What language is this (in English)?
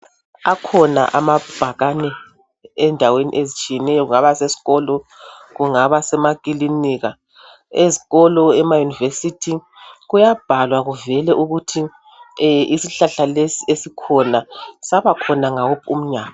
North Ndebele